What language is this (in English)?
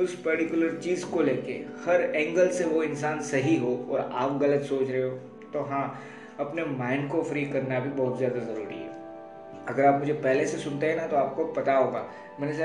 Hindi